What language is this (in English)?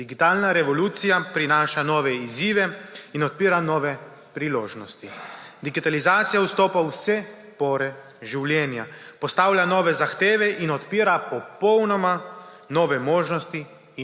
Slovenian